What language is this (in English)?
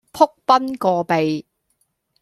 Cantonese